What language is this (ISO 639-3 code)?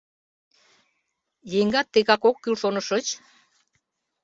chm